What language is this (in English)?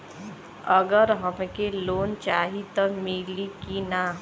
Bhojpuri